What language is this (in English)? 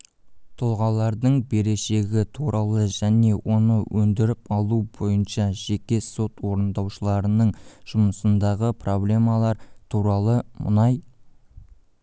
Kazakh